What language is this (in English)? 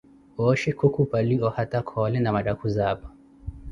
Koti